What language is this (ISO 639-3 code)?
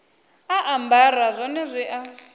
ven